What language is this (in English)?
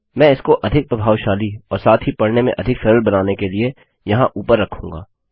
Hindi